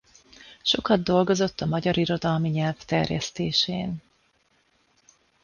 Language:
Hungarian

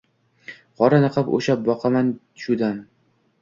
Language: Uzbek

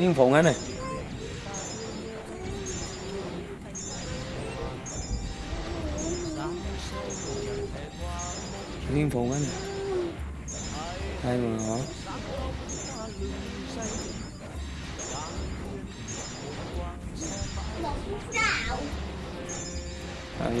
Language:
Vietnamese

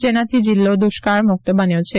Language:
Gujarati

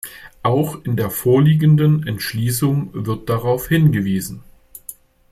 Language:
German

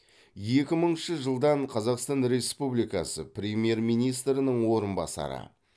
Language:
Kazakh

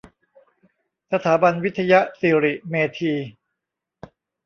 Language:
Thai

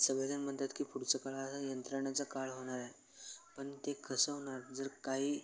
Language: Marathi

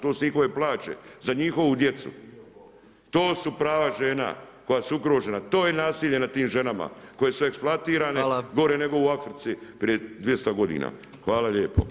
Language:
Croatian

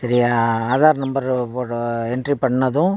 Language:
Tamil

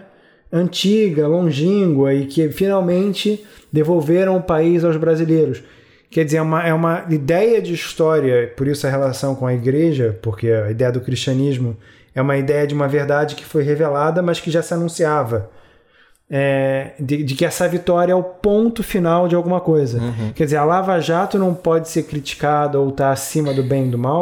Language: Portuguese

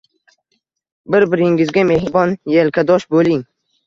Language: Uzbek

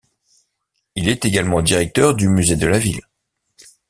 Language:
French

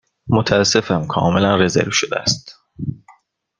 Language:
Persian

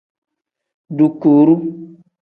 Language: Tem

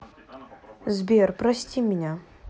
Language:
Russian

